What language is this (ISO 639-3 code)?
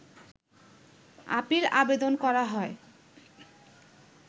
ben